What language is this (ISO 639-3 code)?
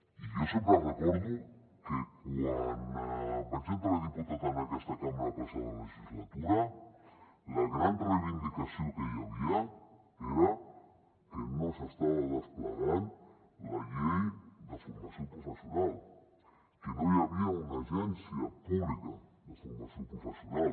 cat